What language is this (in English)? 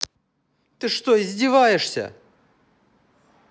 Russian